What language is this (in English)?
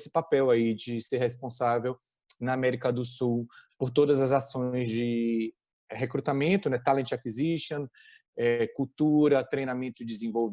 Portuguese